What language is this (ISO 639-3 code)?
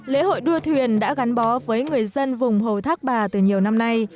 vie